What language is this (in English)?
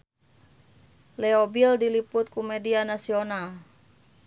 Sundanese